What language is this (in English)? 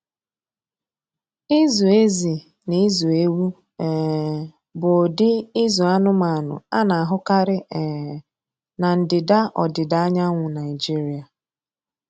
Igbo